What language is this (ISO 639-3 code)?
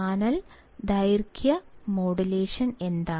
mal